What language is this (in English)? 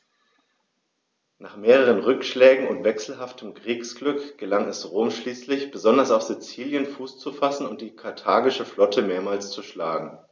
German